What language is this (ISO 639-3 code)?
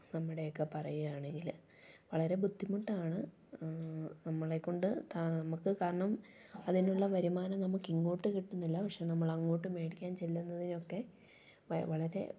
mal